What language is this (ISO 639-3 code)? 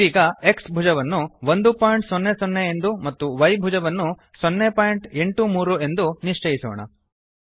kan